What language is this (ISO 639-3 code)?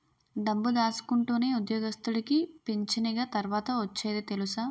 tel